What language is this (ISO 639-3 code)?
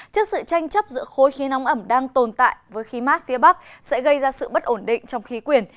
vie